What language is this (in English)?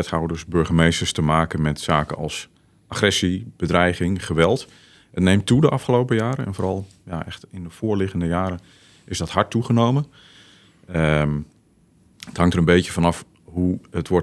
Dutch